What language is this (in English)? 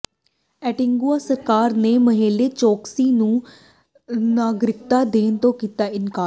Punjabi